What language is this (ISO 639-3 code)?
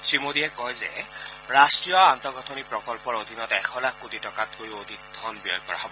asm